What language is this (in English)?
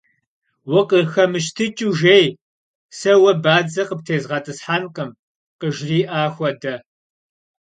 Kabardian